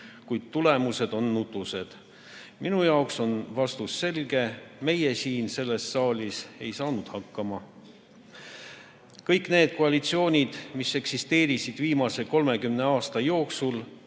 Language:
Estonian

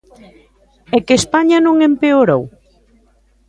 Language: Galician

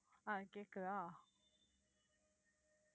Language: Tamil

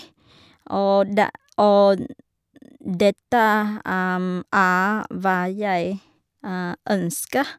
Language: Norwegian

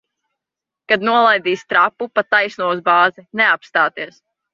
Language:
Latvian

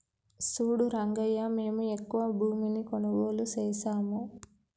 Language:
Telugu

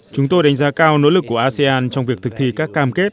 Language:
Vietnamese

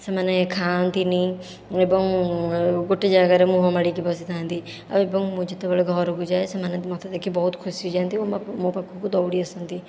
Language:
Odia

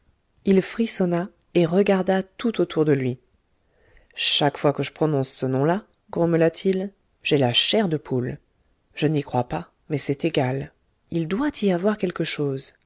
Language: French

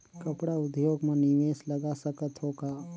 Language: Chhattisgarhi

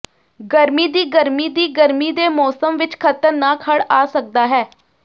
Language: Punjabi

